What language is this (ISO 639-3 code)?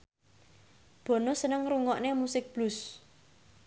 jav